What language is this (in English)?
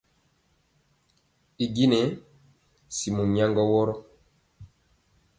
Mpiemo